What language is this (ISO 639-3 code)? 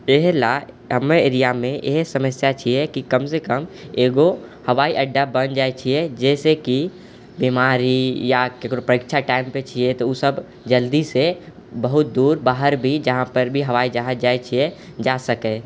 mai